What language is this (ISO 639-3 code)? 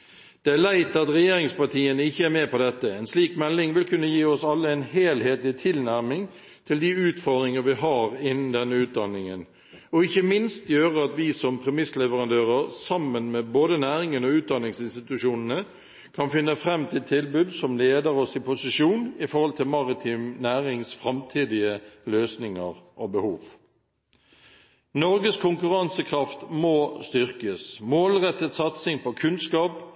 nob